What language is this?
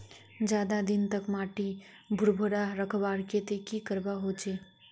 Magahi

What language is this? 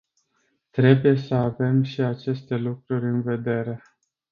Romanian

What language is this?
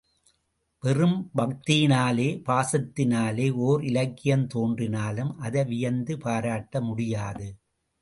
Tamil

